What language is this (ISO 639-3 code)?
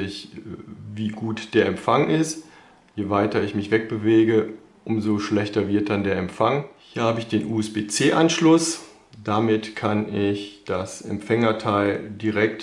deu